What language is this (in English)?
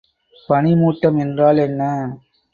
Tamil